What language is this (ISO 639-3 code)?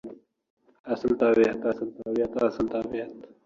uzb